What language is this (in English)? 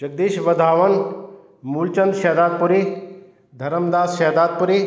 Sindhi